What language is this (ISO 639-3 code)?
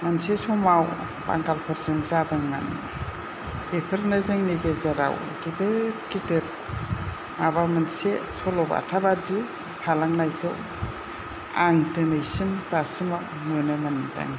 brx